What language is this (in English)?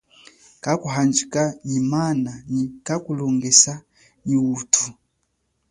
Chokwe